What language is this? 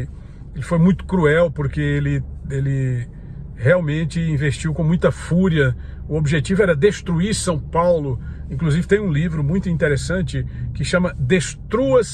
Portuguese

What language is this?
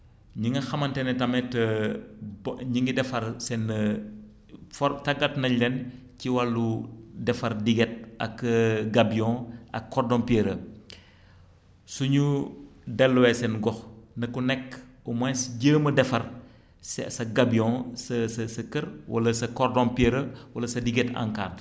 Wolof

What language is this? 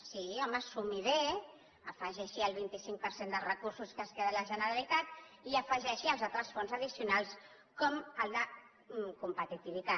Catalan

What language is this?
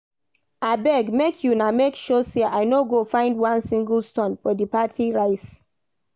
Nigerian Pidgin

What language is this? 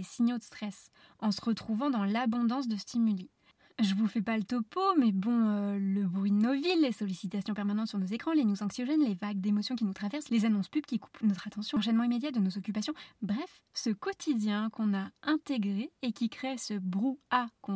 French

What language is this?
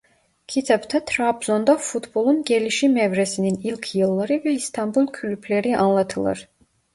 Turkish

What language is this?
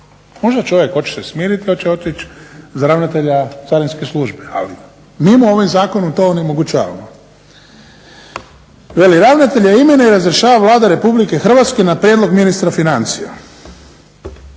Croatian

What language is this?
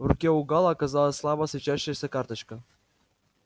Russian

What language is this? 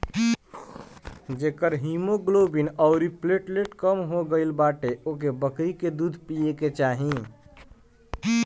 Bhojpuri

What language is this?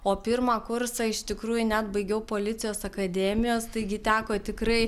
Lithuanian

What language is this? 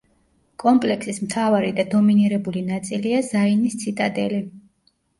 Georgian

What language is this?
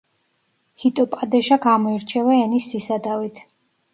Georgian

